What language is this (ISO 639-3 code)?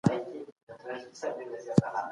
pus